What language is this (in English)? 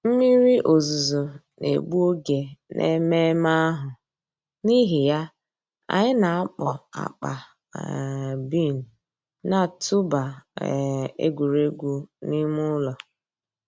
Igbo